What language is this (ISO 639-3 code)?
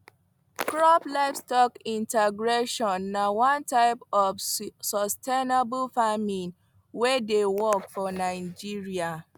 pcm